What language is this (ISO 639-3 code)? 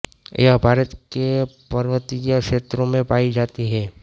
hin